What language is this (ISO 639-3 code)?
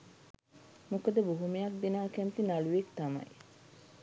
sin